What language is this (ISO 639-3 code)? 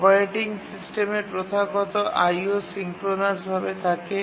ben